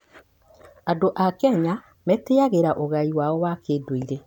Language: Kikuyu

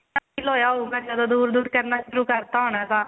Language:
Punjabi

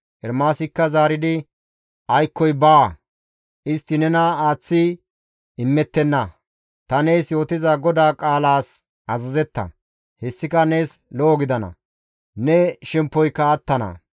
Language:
Gamo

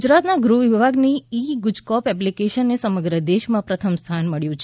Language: Gujarati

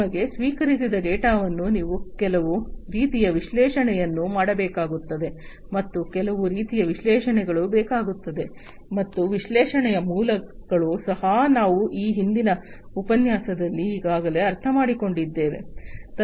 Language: Kannada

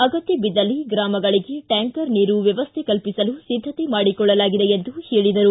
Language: Kannada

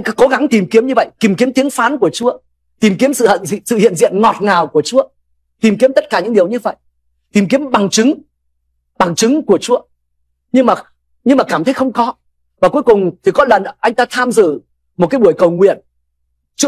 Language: Vietnamese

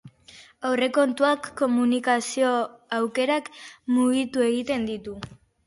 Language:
Basque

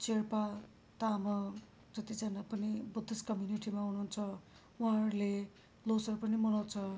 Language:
Nepali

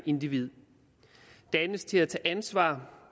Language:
Danish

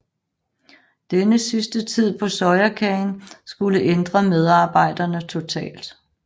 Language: Danish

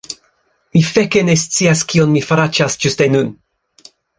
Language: Esperanto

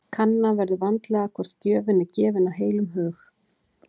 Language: Icelandic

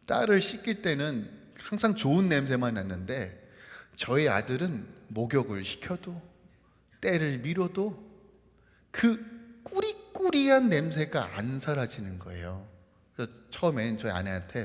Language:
Korean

